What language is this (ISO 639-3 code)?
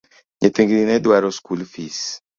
luo